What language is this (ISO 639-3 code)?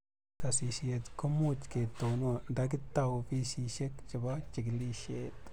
kln